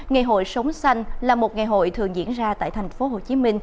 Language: Vietnamese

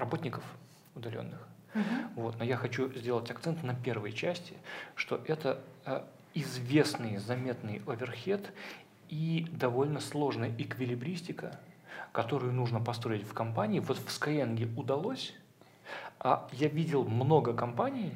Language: Russian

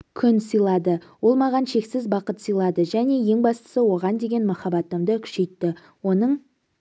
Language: Kazakh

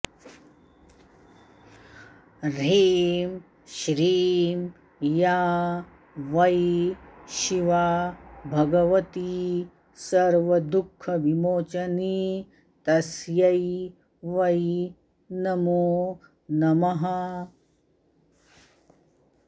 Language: Sanskrit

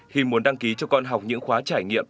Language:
Vietnamese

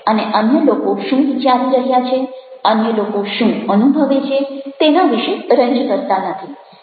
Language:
Gujarati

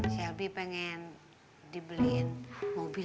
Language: Indonesian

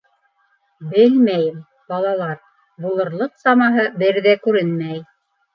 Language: Bashkir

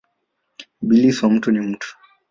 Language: Swahili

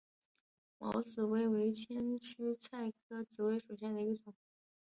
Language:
Chinese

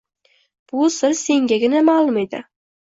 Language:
Uzbek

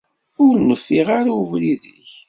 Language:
Kabyle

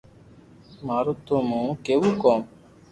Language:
Loarki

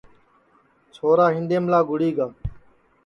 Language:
Sansi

